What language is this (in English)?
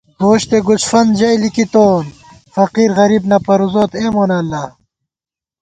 Gawar-Bati